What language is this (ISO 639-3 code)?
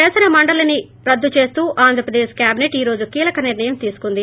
tel